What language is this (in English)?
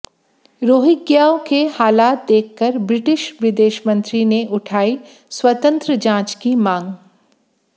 Hindi